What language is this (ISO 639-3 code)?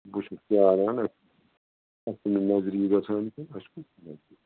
kas